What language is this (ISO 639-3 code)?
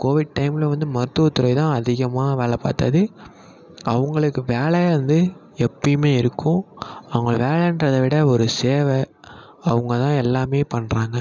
tam